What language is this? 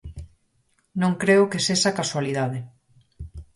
Galician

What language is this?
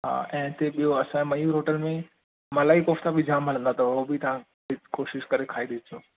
Sindhi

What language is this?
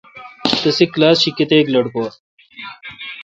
Kalkoti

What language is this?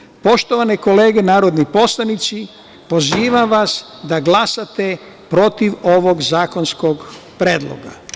Serbian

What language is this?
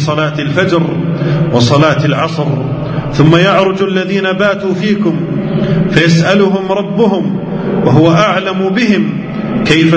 Arabic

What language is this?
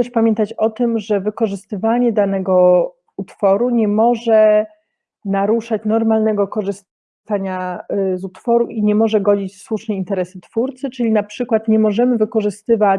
Polish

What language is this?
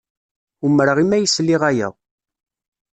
Kabyle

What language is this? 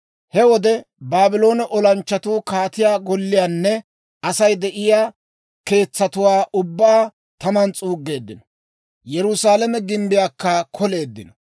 Dawro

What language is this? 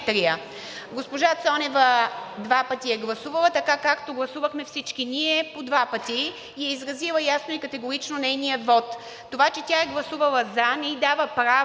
Bulgarian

